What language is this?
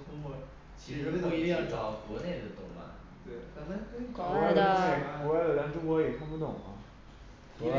Chinese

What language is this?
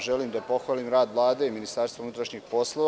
Serbian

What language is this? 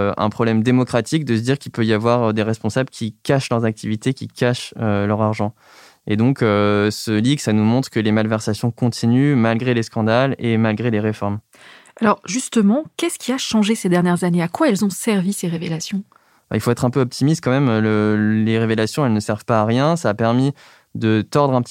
French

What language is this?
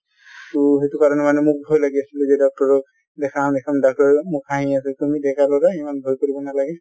Assamese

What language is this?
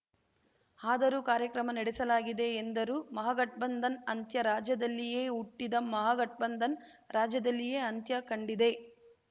Kannada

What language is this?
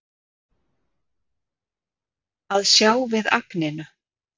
Icelandic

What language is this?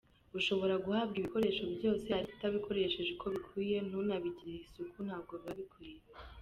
Kinyarwanda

